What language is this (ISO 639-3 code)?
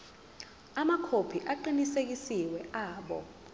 zul